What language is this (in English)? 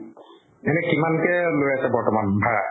Assamese